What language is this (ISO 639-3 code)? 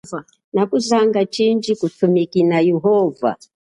cjk